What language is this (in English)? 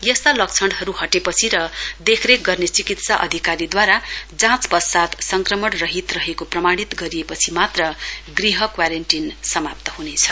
Nepali